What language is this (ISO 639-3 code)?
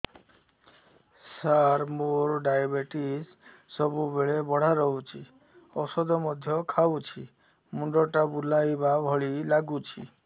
ori